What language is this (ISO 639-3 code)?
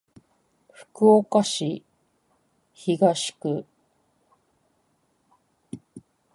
jpn